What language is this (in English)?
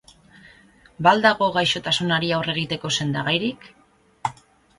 Basque